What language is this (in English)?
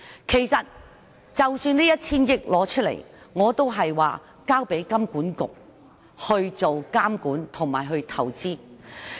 Cantonese